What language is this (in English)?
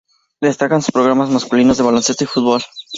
Spanish